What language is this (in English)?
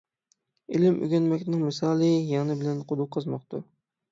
Uyghur